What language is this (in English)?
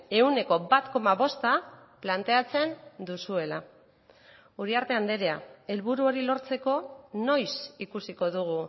Basque